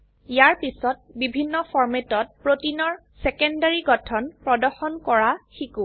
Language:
Assamese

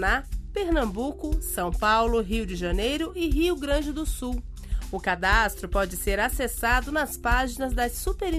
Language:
Portuguese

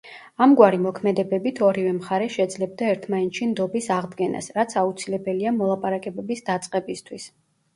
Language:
Georgian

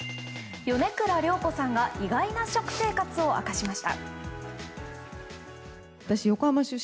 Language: Japanese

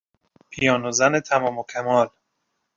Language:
Persian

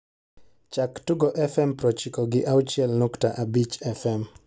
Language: Luo (Kenya and Tanzania)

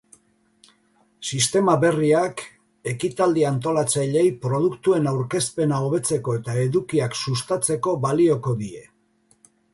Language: Basque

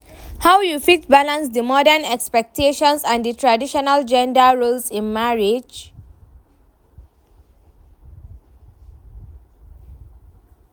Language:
Nigerian Pidgin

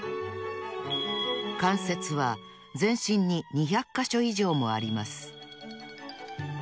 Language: Japanese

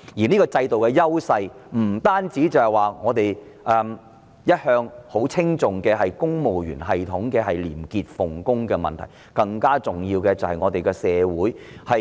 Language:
Cantonese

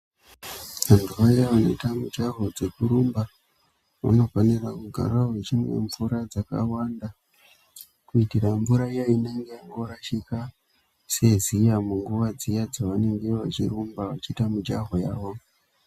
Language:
Ndau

